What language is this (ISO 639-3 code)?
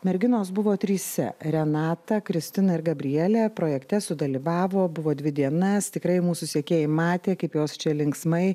lit